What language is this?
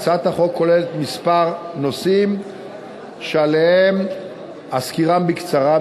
Hebrew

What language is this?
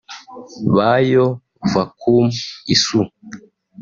Kinyarwanda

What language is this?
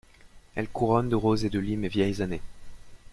French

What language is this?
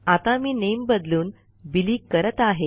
Marathi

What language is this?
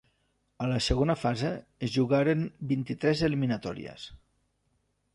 Catalan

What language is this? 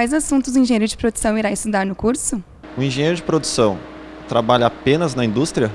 Portuguese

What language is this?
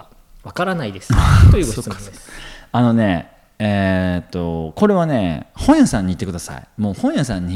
Japanese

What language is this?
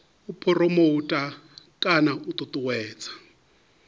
Venda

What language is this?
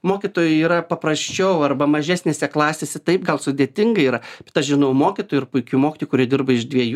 Lithuanian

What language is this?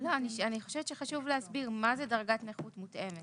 Hebrew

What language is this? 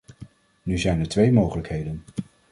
Dutch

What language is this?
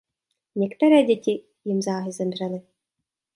Czech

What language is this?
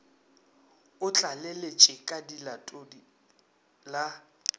Northern Sotho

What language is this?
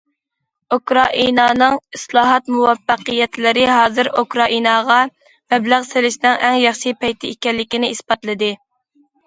Uyghur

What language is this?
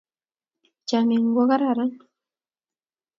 Kalenjin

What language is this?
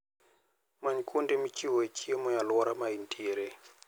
Luo (Kenya and Tanzania)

